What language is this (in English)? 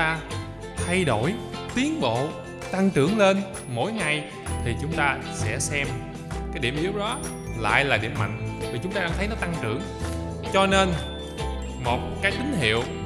Vietnamese